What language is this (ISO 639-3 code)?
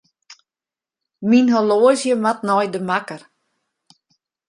fry